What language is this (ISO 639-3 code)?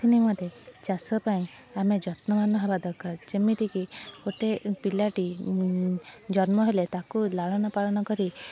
ori